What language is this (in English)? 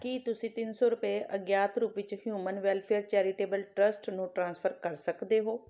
Punjabi